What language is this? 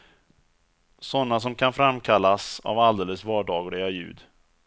Swedish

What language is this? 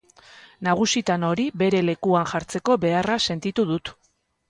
Basque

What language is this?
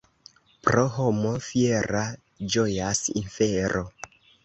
Esperanto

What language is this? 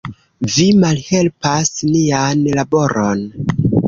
Esperanto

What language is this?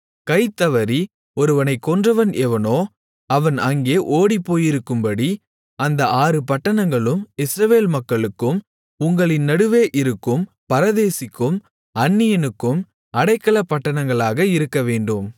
Tamil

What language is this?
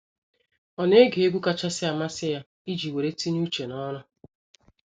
Igbo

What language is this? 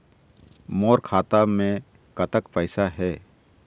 Chhattisgarhi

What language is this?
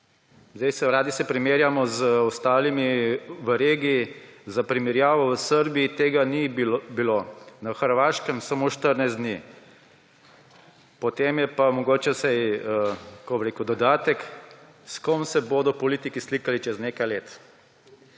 Slovenian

